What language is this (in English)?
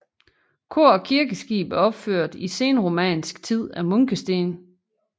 Danish